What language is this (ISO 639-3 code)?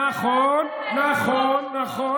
heb